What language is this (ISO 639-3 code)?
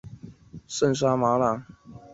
zho